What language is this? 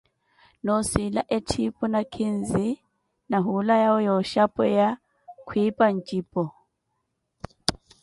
Koti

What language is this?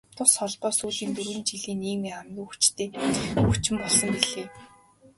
Mongolian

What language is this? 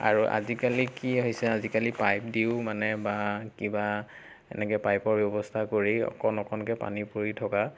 Assamese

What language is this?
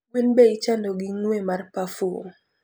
Luo (Kenya and Tanzania)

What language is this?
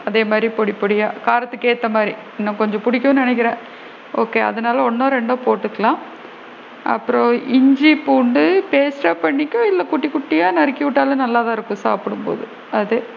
Tamil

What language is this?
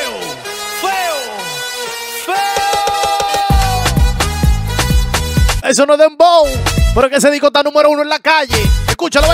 Spanish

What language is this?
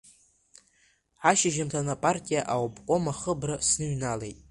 Abkhazian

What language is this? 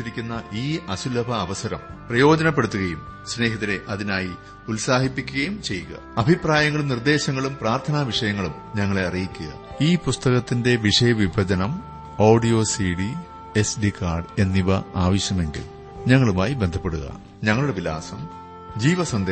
Malayalam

